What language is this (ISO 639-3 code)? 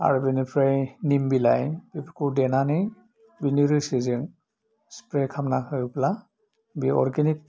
brx